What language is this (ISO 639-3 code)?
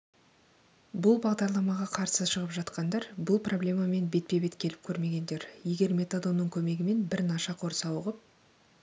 kaz